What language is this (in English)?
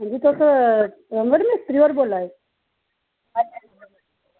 Dogri